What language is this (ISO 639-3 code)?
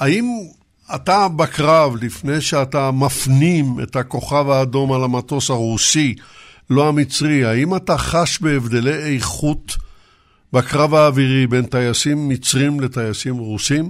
heb